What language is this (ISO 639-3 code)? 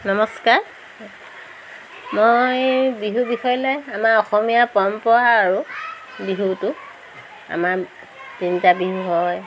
asm